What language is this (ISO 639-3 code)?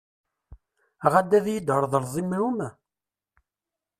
kab